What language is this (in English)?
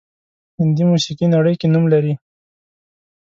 Pashto